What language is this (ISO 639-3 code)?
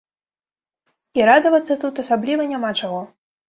bel